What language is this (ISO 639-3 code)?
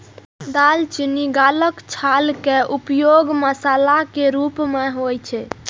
mai